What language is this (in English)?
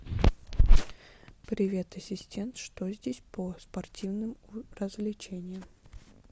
Russian